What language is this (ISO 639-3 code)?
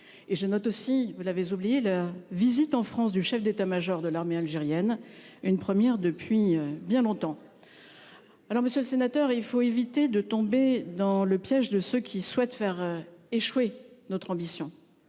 fra